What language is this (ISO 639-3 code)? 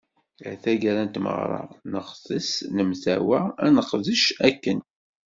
kab